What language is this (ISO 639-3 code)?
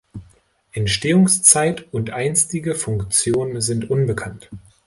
deu